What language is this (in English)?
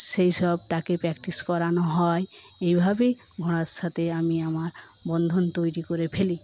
Bangla